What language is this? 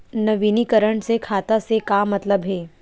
Chhattisgarhi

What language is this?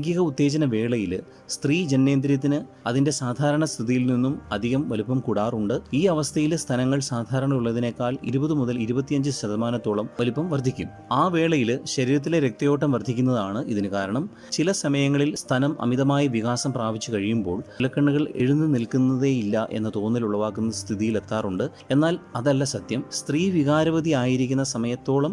Malayalam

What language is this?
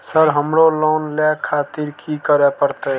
Maithili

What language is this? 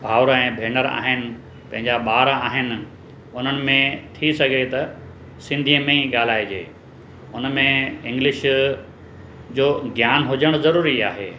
Sindhi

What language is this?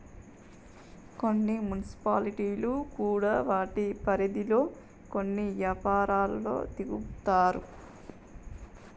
Telugu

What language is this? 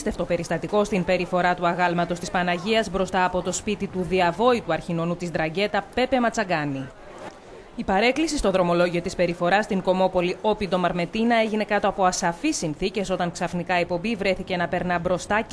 Greek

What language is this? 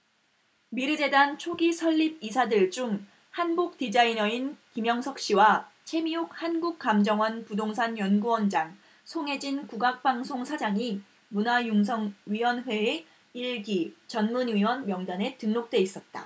Korean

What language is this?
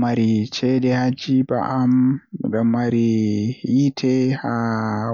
Western Niger Fulfulde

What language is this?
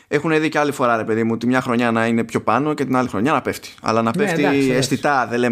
Greek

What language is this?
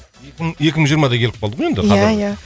Kazakh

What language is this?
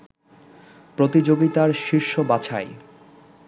Bangla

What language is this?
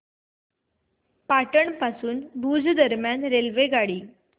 Marathi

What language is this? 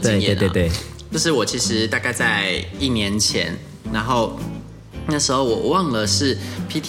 Chinese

